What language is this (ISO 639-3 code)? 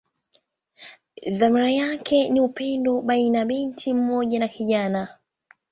swa